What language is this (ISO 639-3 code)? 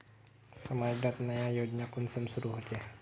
mag